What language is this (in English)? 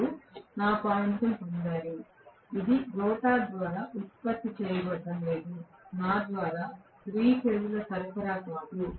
Telugu